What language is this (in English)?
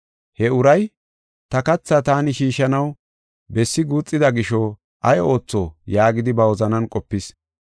Gofa